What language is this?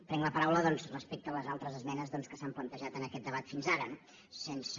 Catalan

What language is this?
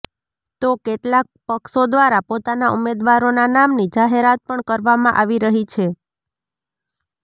Gujarati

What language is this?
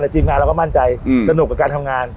Thai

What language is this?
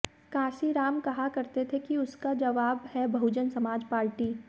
Hindi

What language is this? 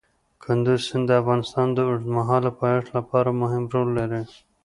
Pashto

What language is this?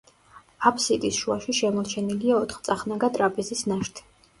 Georgian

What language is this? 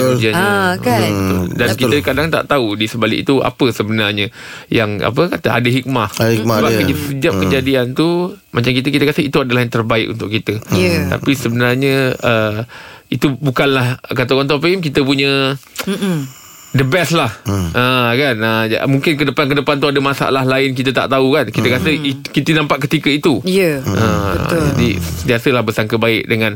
Malay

